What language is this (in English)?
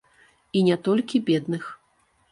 Belarusian